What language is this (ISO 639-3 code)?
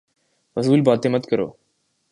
urd